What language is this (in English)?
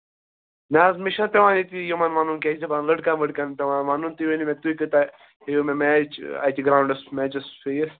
Kashmiri